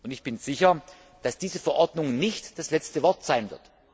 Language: German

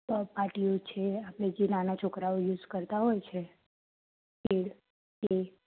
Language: Gujarati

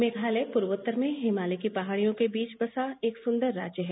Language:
Hindi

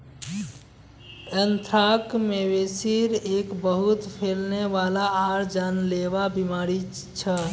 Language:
Magahi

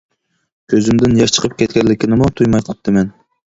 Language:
Uyghur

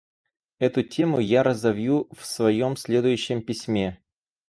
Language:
Russian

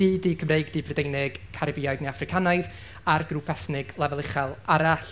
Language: Welsh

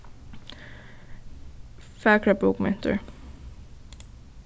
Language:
Faroese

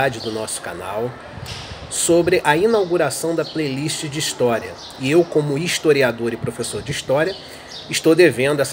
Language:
Portuguese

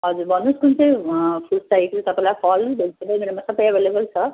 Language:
Nepali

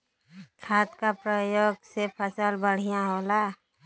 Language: Bhojpuri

